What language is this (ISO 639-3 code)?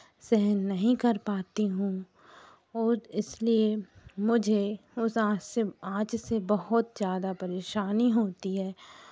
hin